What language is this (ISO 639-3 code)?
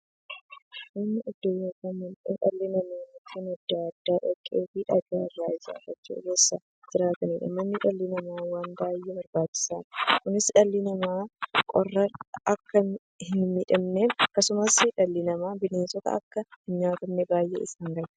orm